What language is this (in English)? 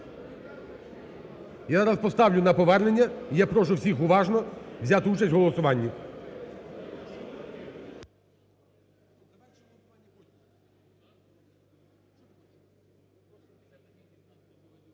Ukrainian